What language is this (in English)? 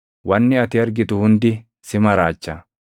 Oromo